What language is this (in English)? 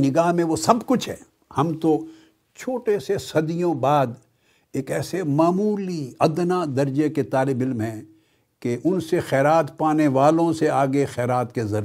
Urdu